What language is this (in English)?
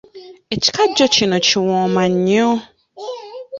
Ganda